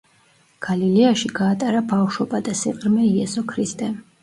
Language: Georgian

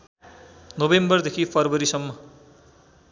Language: Nepali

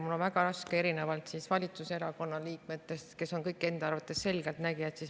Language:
Estonian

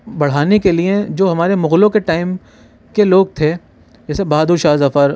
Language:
Urdu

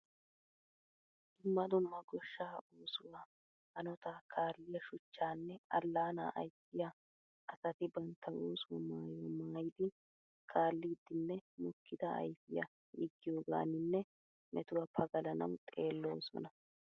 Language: Wolaytta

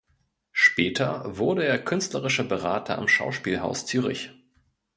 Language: German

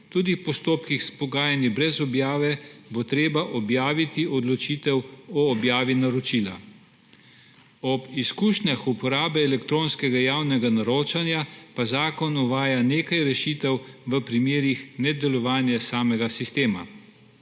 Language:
Slovenian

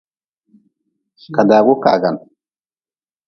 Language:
Nawdm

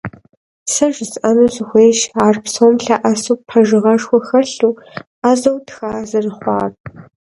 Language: Kabardian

